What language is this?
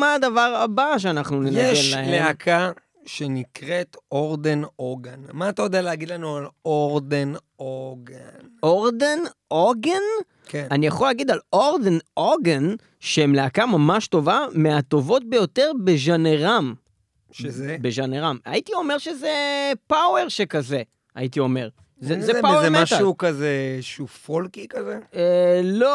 Hebrew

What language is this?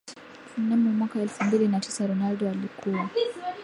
Swahili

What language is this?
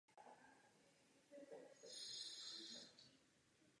Czech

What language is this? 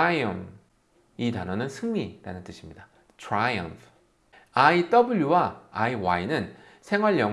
Korean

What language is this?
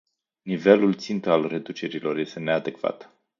Romanian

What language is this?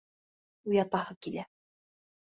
Bashkir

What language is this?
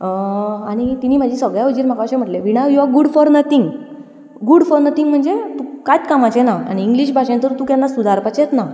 Konkani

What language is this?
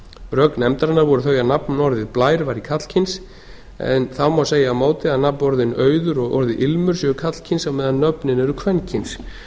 Icelandic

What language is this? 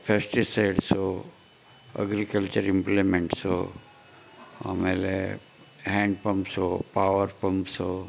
Kannada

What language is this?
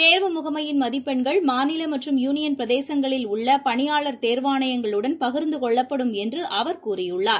Tamil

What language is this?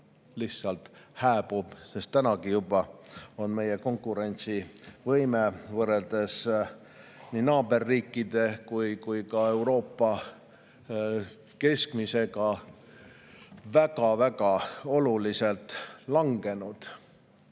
Estonian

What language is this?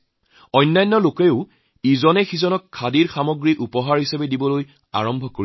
Assamese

